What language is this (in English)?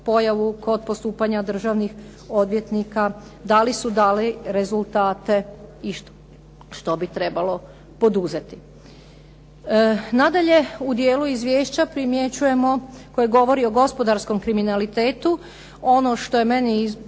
Croatian